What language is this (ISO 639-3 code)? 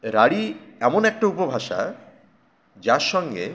ben